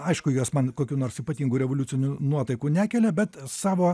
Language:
Lithuanian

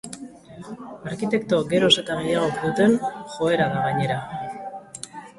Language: Basque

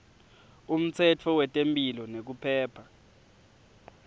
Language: Swati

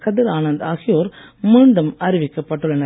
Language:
Tamil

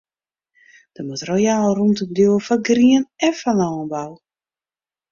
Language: Western Frisian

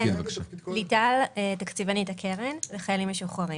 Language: Hebrew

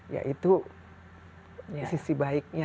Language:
Indonesian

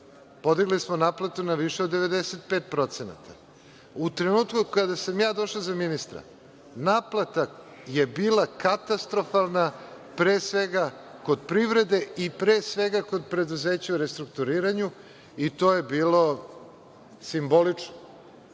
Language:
Serbian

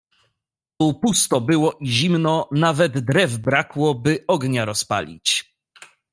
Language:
Polish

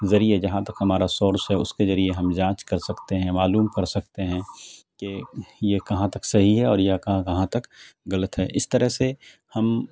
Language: Urdu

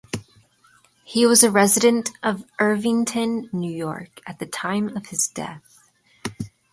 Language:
English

